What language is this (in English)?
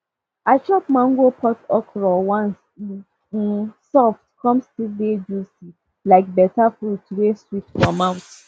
Nigerian Pidgin